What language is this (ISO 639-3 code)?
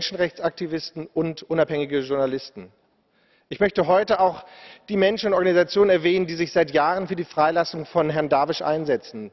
deu